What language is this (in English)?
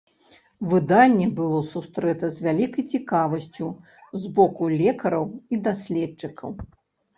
Belarusian